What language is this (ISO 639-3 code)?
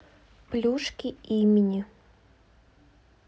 rus